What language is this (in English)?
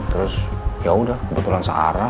Indonesian